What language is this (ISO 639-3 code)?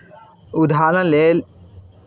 mai